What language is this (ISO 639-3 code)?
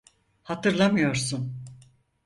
tur